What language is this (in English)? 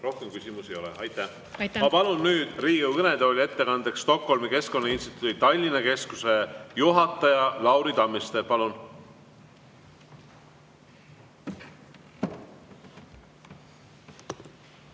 Estonian